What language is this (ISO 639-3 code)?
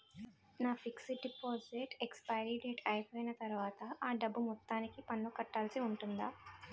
tel